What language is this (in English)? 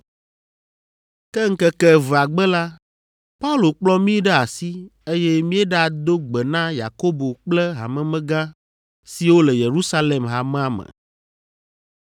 Ewe